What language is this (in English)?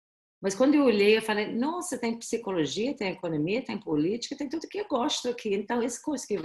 Portuguese